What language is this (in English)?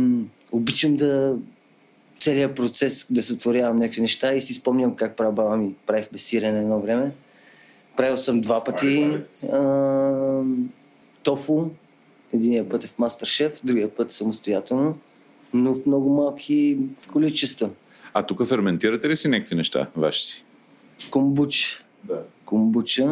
Bulgarian